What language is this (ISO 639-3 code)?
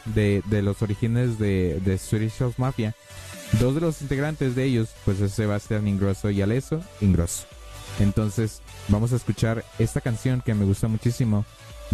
spa